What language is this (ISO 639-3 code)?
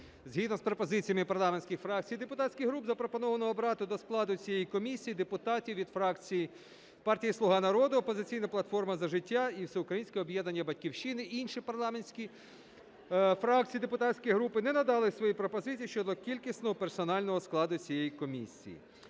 ukr